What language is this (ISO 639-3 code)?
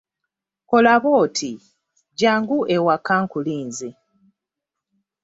lug